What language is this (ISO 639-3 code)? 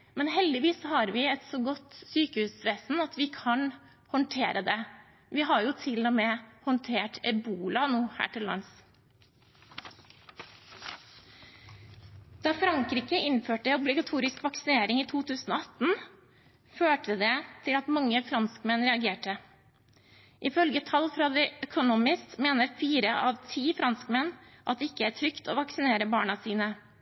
nob